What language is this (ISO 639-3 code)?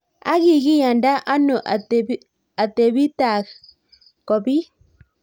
kln